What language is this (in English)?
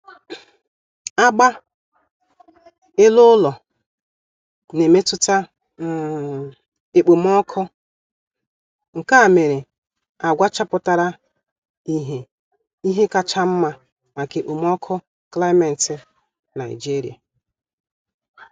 Igbo